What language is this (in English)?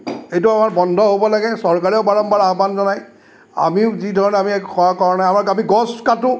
Assamese